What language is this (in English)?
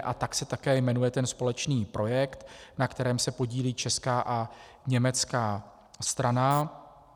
Czech